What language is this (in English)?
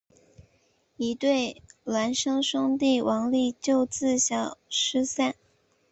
Chinese